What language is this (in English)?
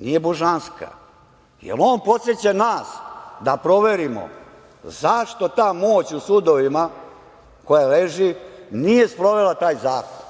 Serbian